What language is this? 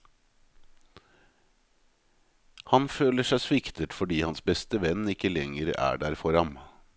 Norwegian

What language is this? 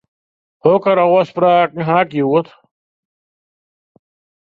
Western Frisian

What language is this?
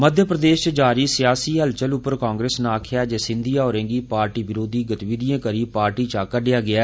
Dogri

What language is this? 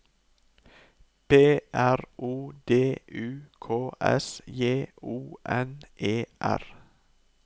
Norwegian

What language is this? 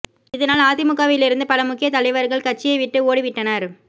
Tamil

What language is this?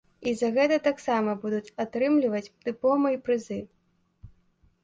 Belarusian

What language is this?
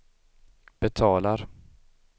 Swedish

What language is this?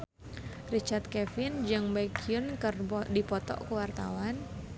Sundanese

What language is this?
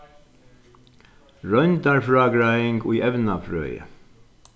Faroese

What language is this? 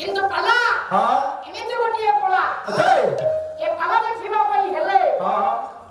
Indonesian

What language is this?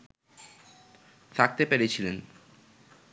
Bangla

